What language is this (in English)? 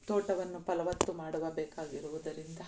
Kannada